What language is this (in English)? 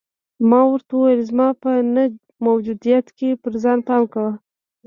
Pashto